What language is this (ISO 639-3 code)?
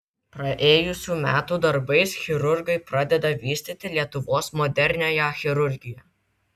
lit